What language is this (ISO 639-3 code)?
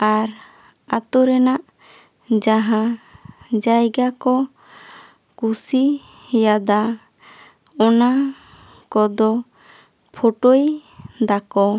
sat